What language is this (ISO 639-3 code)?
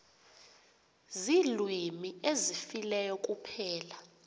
xho